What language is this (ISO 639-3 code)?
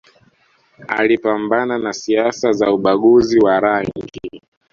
swa